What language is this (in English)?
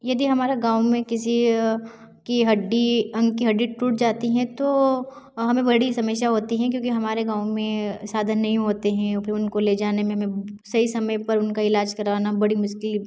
Hindi